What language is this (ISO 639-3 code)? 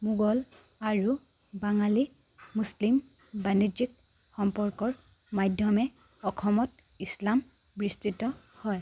asm